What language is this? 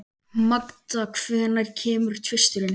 Icelandic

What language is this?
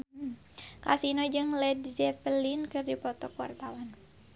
Sundanese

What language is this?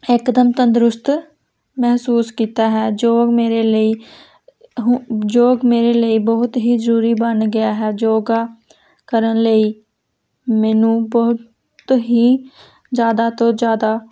Punjabi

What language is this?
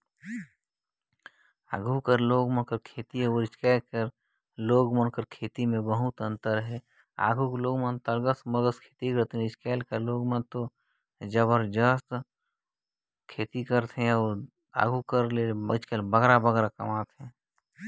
Chhattisgarhi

